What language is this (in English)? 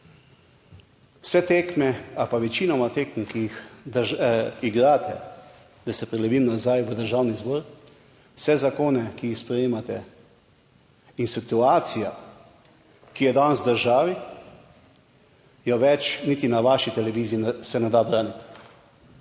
Slovenian